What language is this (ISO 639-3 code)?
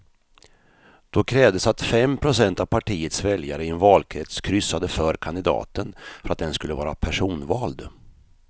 swe